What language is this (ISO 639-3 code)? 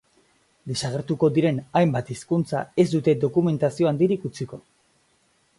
eus